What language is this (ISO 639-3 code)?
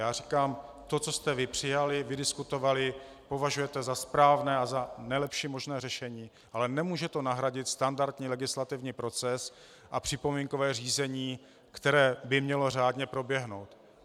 ces